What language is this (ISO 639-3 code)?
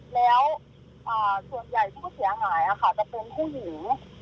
tha